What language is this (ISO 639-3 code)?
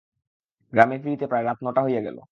ben